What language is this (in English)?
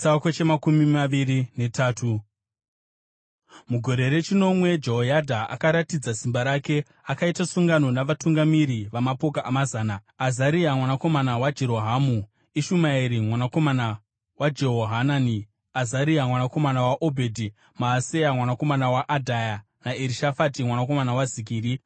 Shona